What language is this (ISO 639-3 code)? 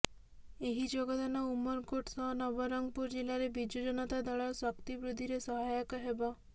ori